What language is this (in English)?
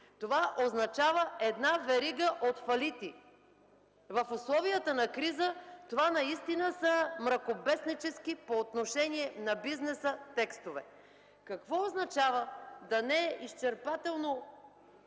Bulgarian